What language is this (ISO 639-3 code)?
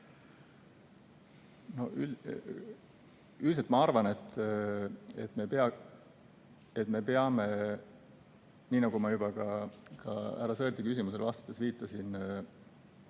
est